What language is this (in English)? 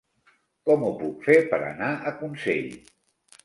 Catalan